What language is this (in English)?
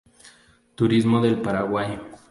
Spanish